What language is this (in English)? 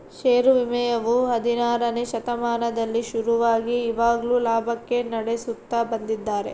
Kannada